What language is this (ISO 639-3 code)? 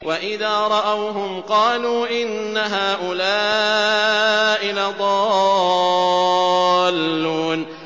ara